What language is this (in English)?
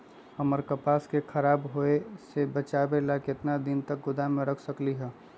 Magahi